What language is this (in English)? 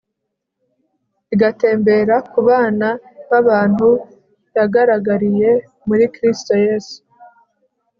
Kinyarwanda